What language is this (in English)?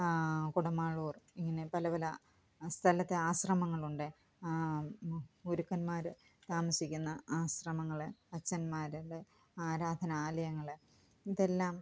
Malayalam